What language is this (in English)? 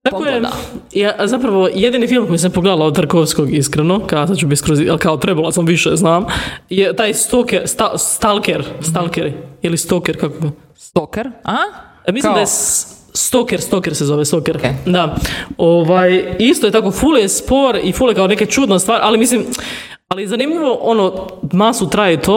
Croatian